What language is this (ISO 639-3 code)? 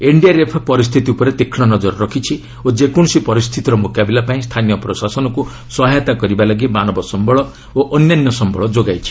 ori